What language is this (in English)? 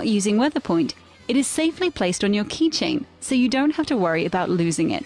English